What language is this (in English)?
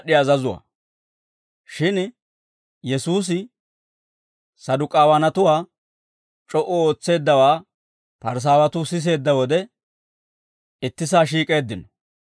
Dawro